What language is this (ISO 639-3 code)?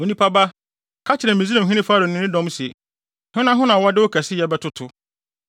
aka